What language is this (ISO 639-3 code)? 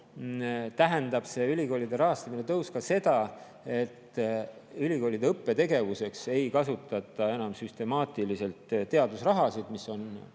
est